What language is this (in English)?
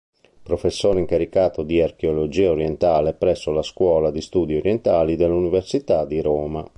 Italian